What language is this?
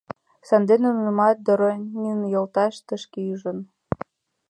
Mari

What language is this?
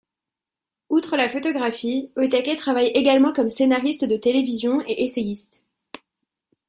French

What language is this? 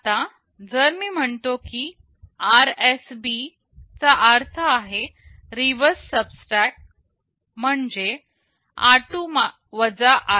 Marathi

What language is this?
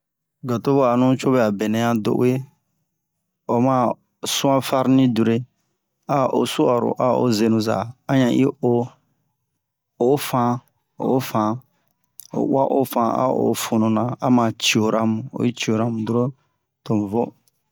Bomu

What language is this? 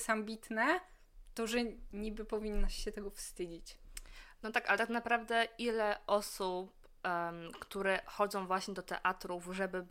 Polish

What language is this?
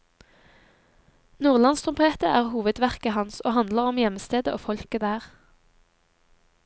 Norwegian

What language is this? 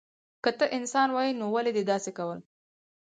Pashto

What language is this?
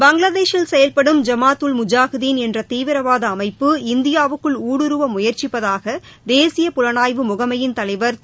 Tamil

